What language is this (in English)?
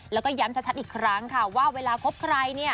Thai